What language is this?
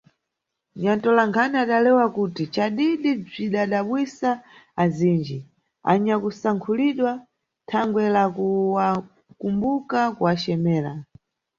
Nyungwe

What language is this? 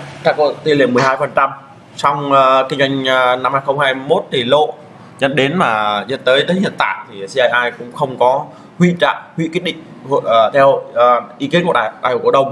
Vietnamese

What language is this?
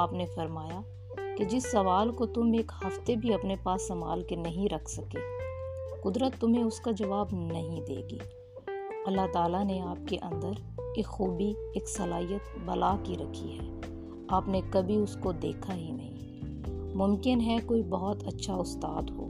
Urdu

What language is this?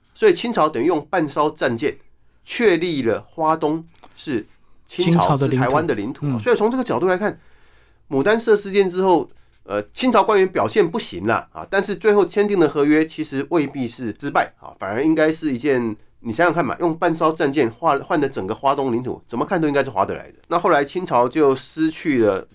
Chinese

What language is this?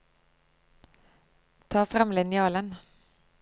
Norwegian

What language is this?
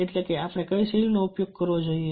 Gujarati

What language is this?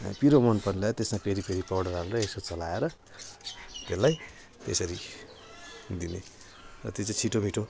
Nepali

